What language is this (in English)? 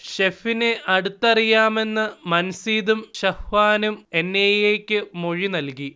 Malayalam